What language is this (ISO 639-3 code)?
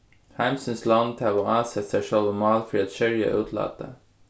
fao